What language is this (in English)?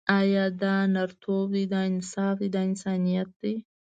Pashto